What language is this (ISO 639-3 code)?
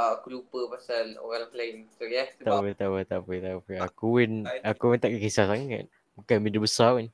msa